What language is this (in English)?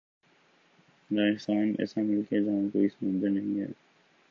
Urdu